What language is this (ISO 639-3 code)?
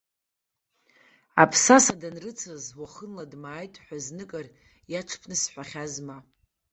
abk